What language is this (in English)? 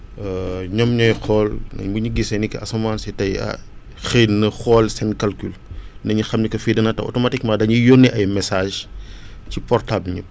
Wolof